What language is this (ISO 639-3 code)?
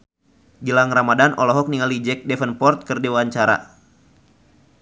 sun